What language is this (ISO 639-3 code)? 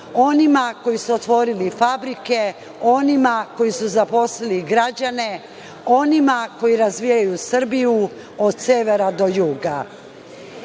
srp